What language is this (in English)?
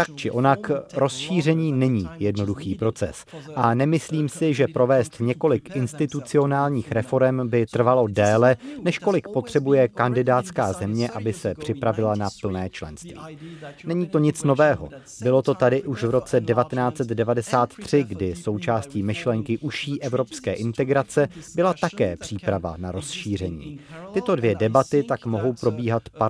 Czech